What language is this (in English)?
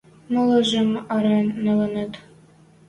Western Mari